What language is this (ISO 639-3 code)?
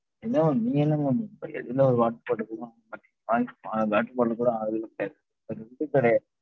tam